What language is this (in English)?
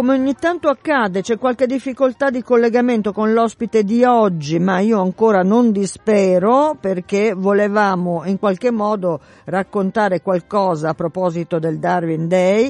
Italian